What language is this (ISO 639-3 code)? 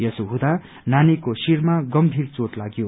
nep